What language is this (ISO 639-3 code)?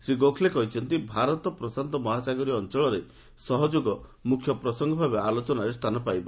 ori